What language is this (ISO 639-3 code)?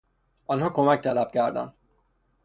fas